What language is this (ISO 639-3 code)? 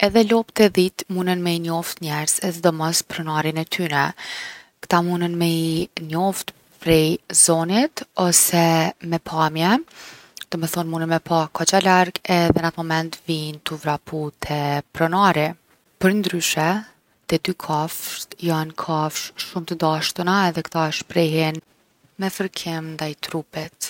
aln